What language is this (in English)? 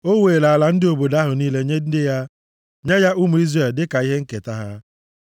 Igbo